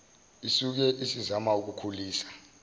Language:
Zulu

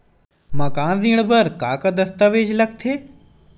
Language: Chhattisgarhi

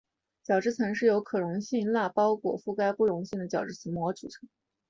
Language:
Chinese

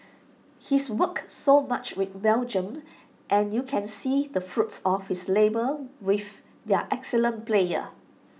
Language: English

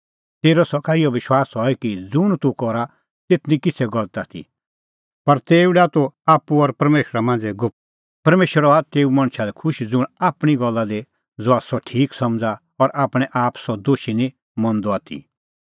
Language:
Kullu Pahari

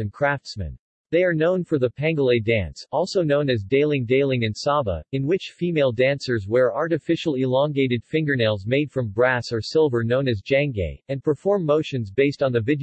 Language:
English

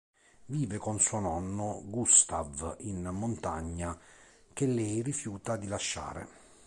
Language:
Italian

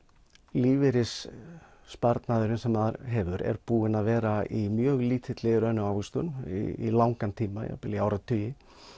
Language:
Icelandic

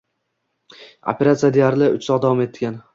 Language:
Uzbek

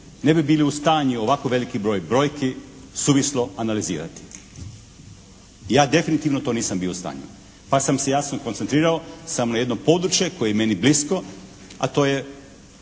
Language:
Croatian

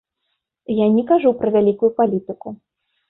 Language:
Belarusian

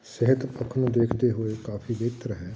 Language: Punjabi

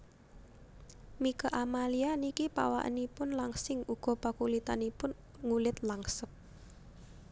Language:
Javanese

